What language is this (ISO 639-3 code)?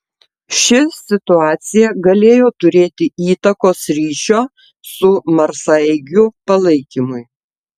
lit